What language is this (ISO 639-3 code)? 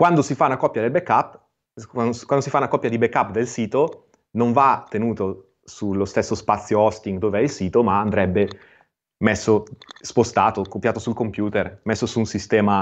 ita